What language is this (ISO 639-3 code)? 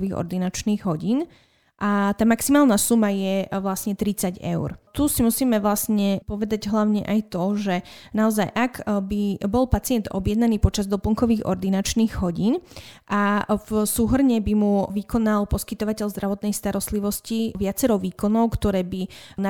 slk